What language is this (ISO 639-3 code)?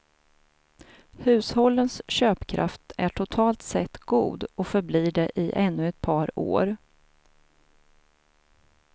swe